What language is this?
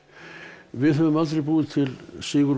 Icelandic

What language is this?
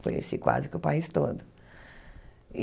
Portuguese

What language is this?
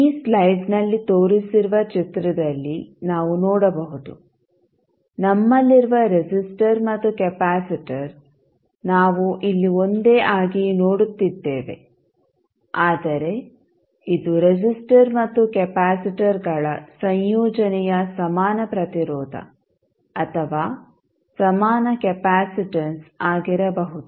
Kannada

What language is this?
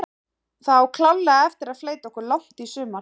Icelandic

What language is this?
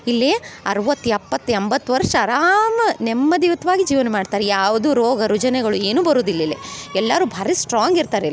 Kannada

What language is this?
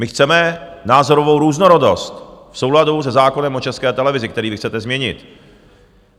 Czech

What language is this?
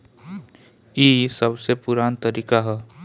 Bhojpuri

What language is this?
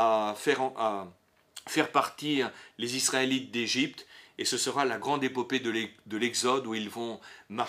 French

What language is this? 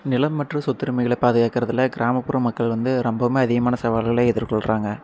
Tamil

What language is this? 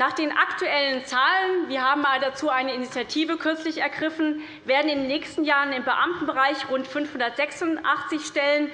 German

